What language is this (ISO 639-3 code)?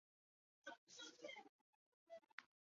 zho